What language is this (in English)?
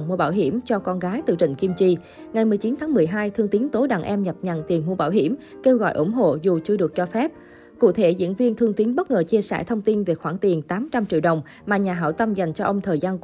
Vietnamese